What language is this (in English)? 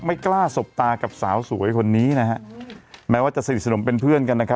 Thai